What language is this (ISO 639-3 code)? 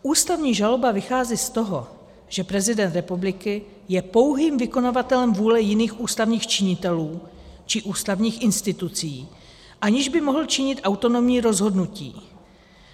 ces